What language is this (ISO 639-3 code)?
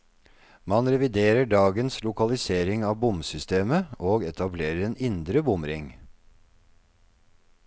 nor